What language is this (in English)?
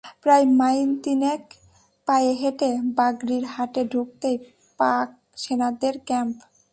Bangla